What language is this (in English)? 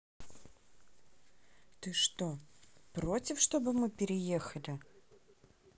Russian